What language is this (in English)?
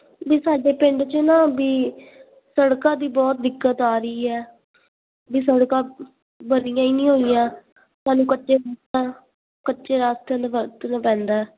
Punjabi